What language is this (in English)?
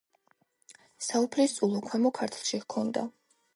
Georgian